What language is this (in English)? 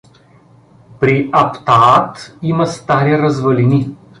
Bulgarian